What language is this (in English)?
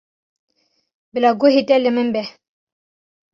Kurdish